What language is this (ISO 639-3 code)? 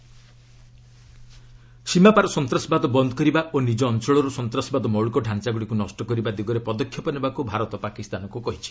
ori